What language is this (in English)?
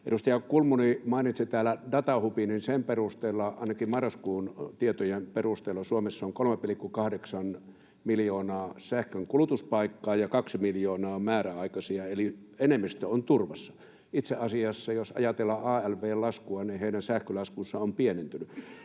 Finnish